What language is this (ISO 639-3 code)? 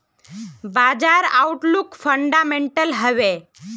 mag